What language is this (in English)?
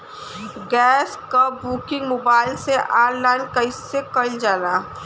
Bhojpuri